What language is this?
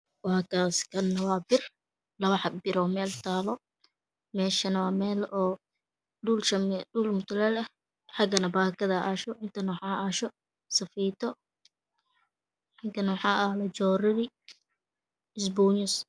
Somali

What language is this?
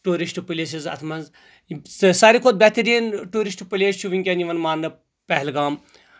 Kashmiri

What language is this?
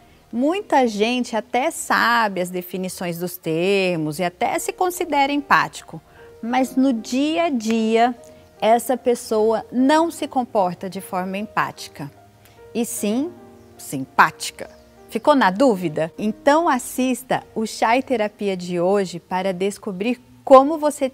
Portuguese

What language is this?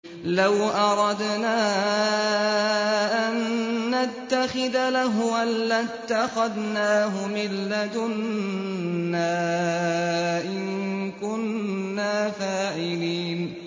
Arabic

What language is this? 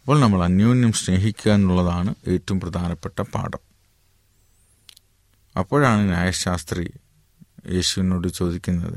Malayalam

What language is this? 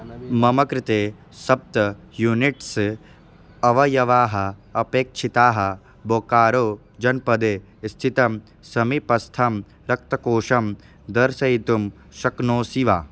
Sanskrit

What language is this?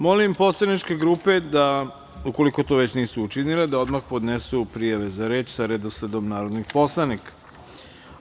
Serbian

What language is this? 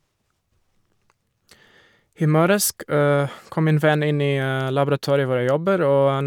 Norwegian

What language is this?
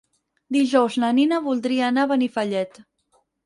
Catalan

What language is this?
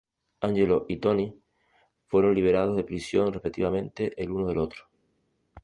Spanish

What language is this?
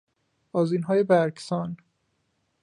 Persian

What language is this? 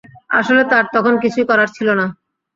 Bangla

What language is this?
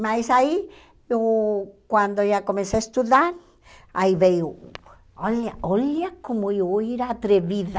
Portuguese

